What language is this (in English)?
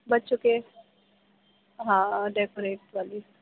Urdu